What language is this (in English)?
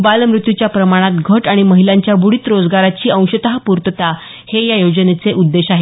Marathi